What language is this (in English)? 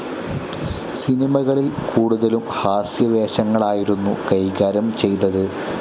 Malayalam